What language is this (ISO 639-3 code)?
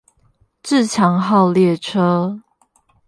zho